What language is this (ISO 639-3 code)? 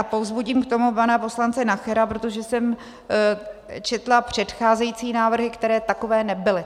ces